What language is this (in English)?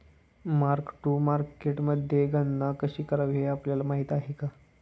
Marathi